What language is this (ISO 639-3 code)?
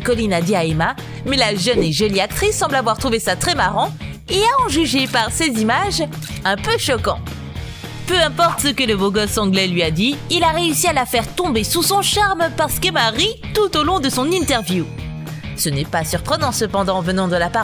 fra